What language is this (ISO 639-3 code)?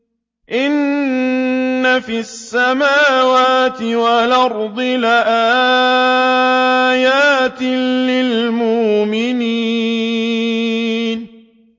ara